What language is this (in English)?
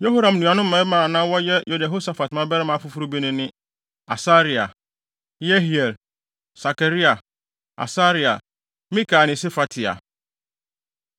Akan